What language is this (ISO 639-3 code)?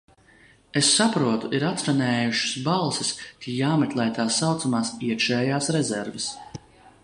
lav